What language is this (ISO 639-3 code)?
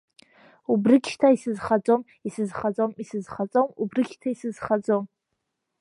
abk